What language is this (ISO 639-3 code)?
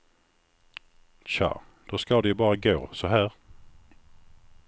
swe